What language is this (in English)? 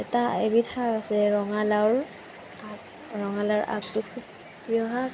Assamese